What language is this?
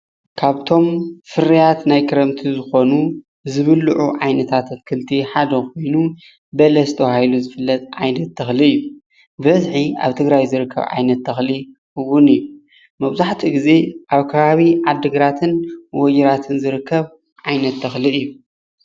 Tigrinya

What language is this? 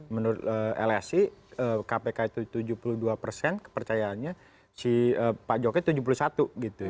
Indonesian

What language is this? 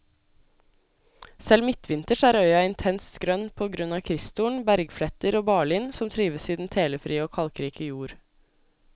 Norwegian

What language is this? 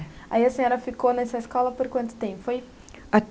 Portuguese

